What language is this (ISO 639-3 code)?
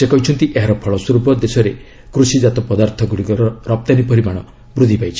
ori